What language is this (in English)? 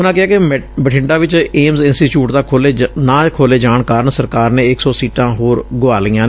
Punjabi